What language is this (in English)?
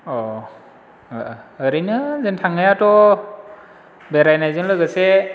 Bodo